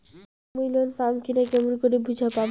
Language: Bangla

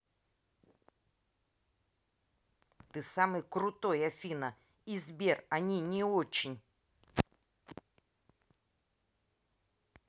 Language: Russian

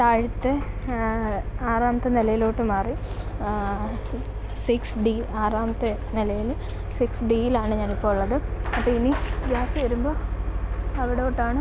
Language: Malayalam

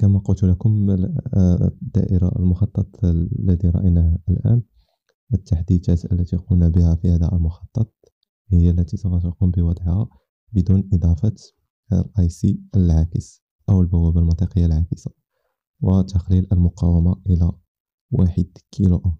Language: Arabic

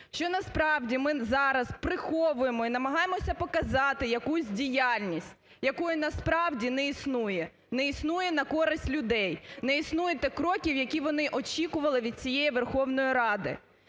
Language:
Ukrainian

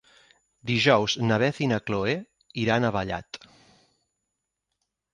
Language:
Catalan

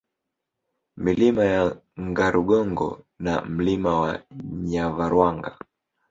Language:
Swahili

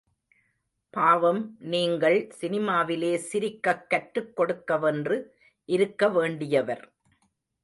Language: Tamil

